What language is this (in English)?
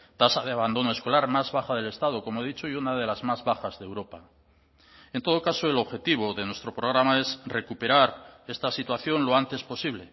Spanish